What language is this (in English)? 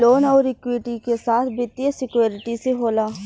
Bhojpuri